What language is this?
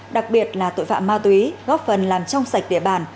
Vietnamese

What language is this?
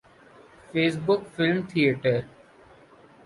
Urdu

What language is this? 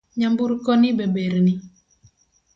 Luo (Kenya and Tanzania)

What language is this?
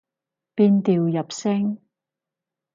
Cantonese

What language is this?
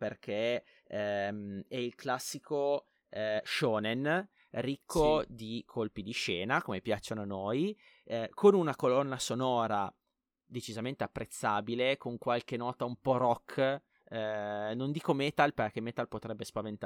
Italian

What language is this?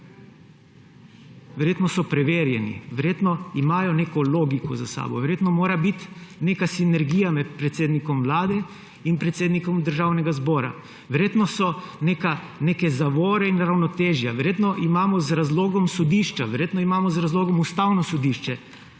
Slovenian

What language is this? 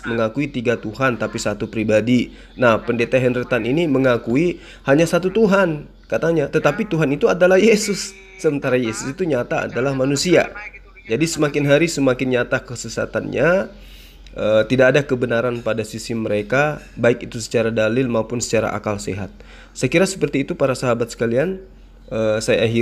Indonesian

